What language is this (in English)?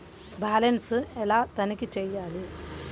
Telugu